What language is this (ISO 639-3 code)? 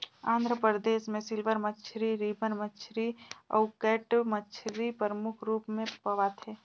hne